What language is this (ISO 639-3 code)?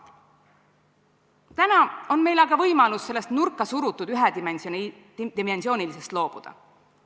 est